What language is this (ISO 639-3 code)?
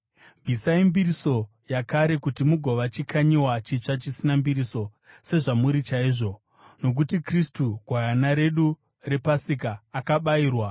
sna